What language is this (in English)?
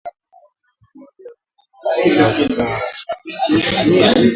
Swahili